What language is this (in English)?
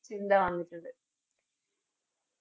Malayalam